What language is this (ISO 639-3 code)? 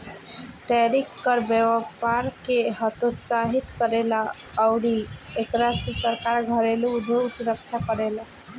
bho